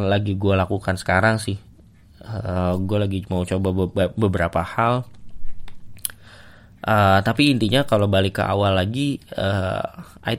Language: Indonesian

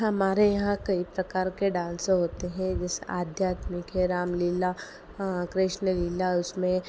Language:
Hindi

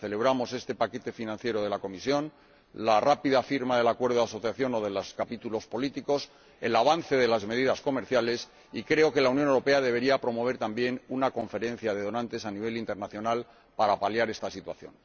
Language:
Spanish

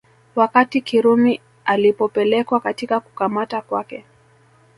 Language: Swahili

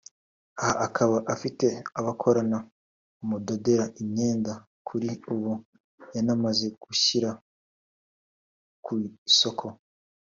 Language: Kinyarwanda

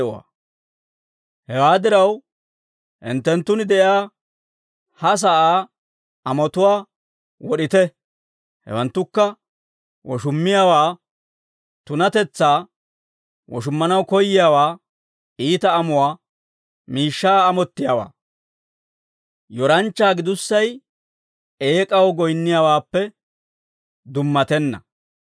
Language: Dawro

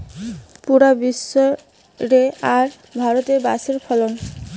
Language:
Bangla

